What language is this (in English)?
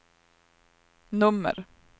Swedish